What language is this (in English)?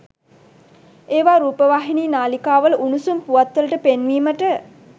Sinhala